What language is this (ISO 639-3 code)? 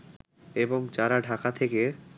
ben